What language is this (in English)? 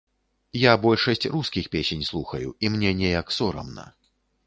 Belarusian